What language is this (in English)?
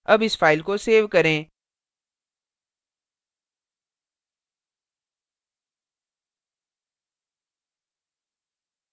Hindi